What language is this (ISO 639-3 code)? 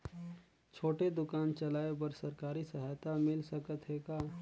hne